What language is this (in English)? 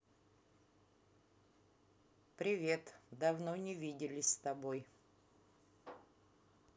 Russian